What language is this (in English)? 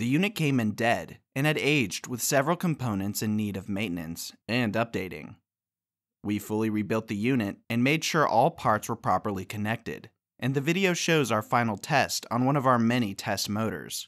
English